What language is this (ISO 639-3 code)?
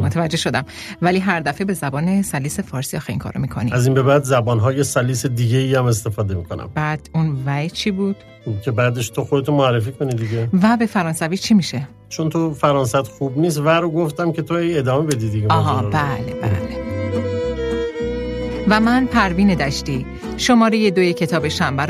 fas